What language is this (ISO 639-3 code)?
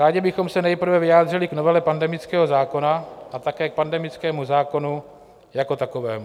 ces